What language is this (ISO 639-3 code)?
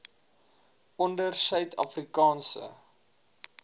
afr